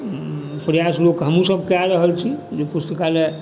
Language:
Maithili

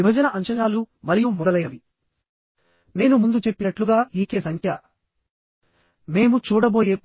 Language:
Telugu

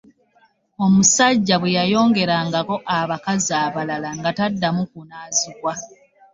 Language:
Ganda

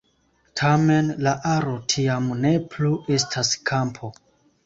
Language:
Esperanto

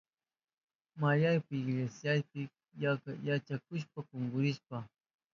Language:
Southern Pastaza Quechua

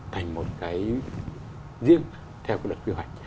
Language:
Vietnamese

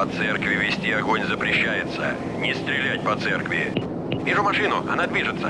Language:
Russian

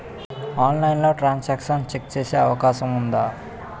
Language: Telugu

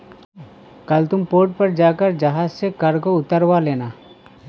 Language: Hindi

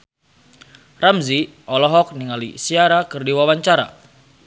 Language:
Sundanese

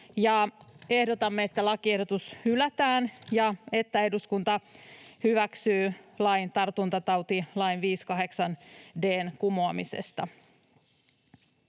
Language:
Finnish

